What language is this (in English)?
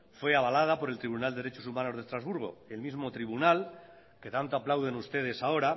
Spanish